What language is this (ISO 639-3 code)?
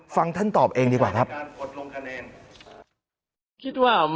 tha